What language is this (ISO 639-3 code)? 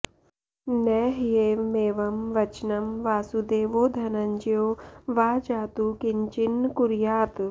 san